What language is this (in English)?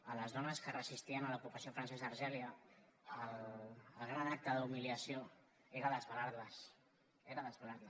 Catalan